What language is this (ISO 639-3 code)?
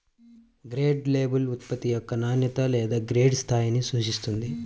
tel